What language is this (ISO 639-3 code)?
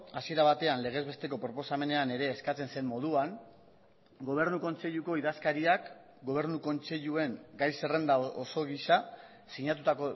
eus